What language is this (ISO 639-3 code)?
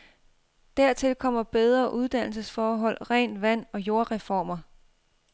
dan